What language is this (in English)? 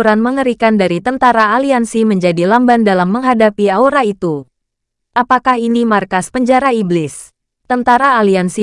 Indonesian